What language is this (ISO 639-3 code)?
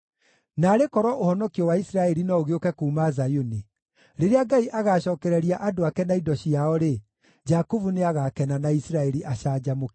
kik